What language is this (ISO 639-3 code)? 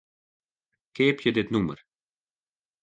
fry